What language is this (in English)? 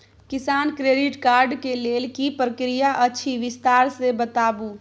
Maithili